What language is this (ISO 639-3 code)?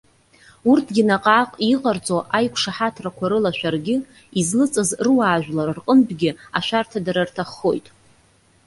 abk